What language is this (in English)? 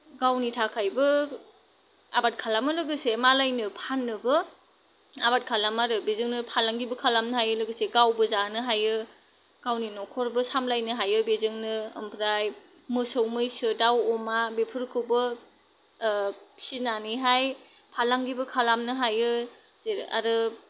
Bodo